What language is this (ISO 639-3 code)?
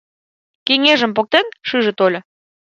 chm